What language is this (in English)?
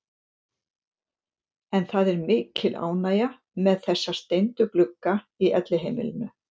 Icelandic